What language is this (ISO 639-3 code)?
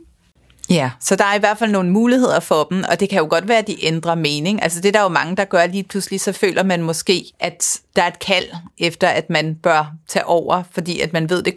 dan